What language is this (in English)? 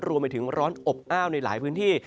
Thai